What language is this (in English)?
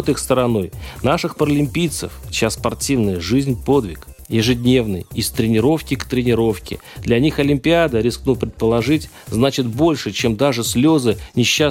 Russian